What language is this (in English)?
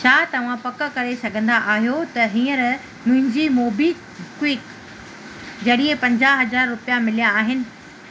Sindhi